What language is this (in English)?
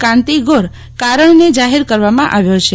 Gujarati